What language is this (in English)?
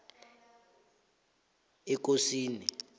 South Ndebele